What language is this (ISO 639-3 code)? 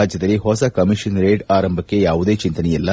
kan